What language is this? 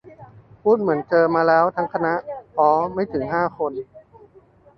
Thai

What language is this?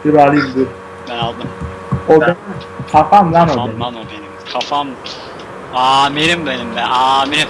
Turkish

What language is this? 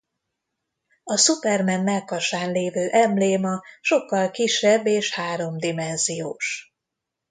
Hungarian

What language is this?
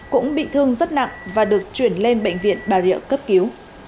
Vietnamese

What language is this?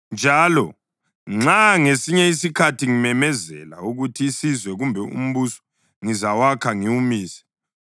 North Ndebele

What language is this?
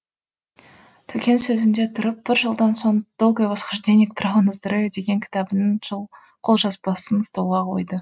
Kazakh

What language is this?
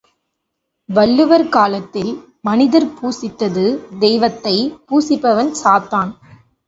Tamil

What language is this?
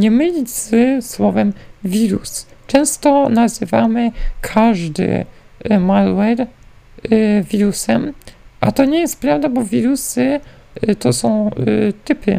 Polish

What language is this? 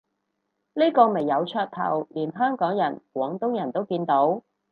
Cantonese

